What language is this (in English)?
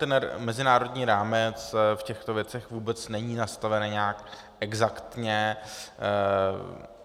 Czech